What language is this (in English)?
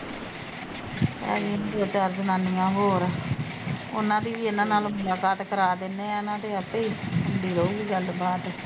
Punjabi